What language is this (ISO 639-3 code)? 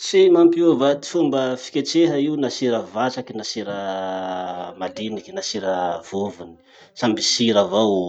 msh